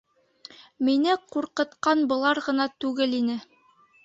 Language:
Bashkir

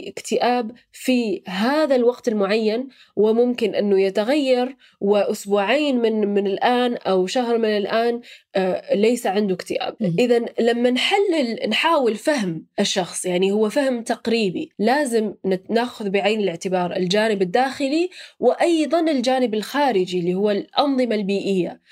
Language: Arabic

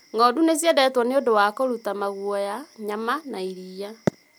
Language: Kikuyu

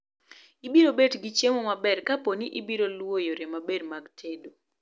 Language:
Luo (Kenya and Tanzania)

